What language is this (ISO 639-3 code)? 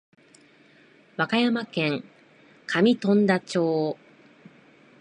jpn